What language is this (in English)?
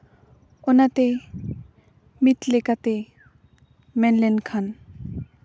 Santali